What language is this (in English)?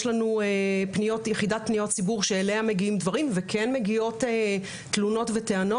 Hebrew